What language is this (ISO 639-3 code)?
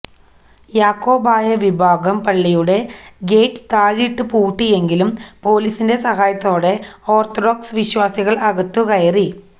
mal